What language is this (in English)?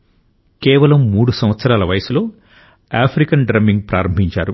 Telugu